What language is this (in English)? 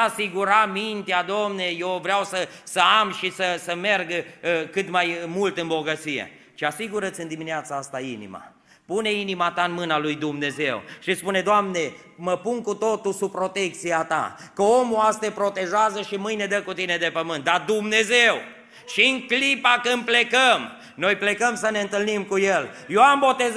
Romanian